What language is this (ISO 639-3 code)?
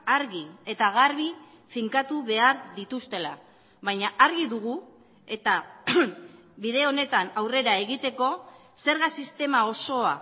eus